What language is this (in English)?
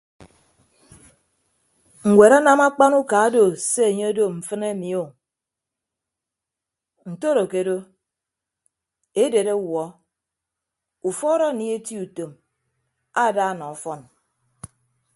Ibibio